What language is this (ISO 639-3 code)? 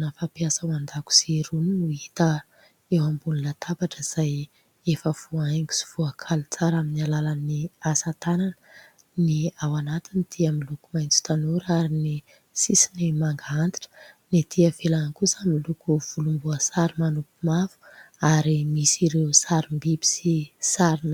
mlg